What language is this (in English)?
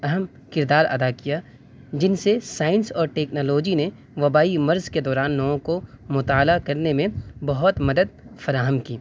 Urdu